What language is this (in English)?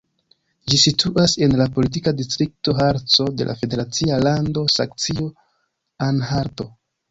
Esperanto